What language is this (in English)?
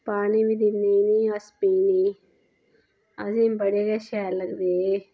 Dogri